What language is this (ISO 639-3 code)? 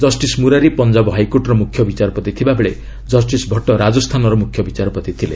ori